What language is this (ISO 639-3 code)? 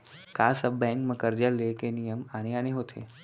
hne